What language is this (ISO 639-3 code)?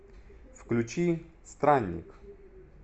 rus